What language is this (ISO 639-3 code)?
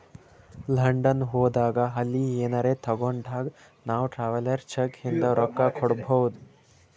kan